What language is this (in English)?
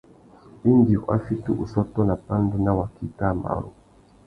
Tuki